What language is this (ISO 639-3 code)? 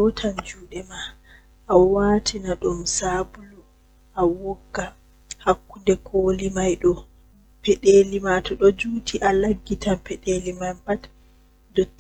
fuh